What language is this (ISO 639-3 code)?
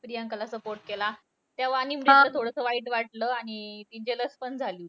mar